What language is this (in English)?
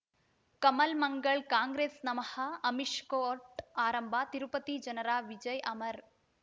Kannada